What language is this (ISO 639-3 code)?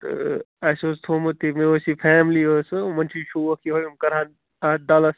kas